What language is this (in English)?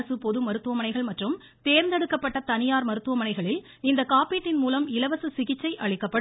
Tamil